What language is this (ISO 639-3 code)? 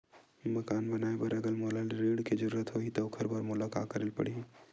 hne